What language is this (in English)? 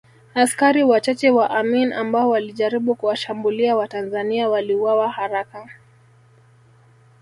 Swahili